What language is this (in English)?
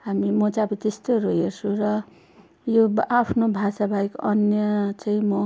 Nepali